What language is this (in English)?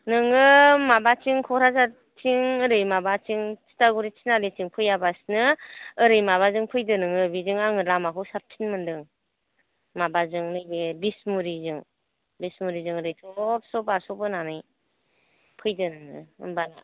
Bodo